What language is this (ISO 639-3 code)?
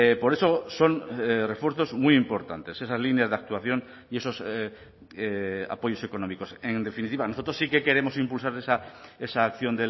spa